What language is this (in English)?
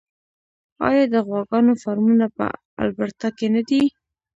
Pashto